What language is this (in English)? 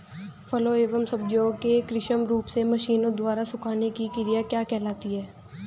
Hindi